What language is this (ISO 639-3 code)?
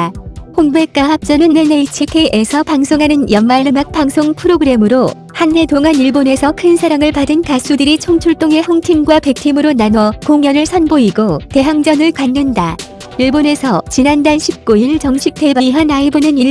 kor